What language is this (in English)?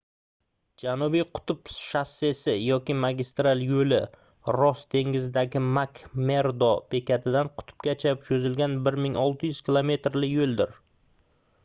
Uzbek